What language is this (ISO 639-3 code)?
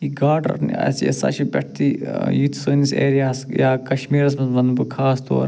kas